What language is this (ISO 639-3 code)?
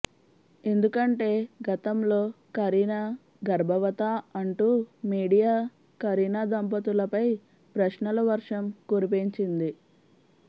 tel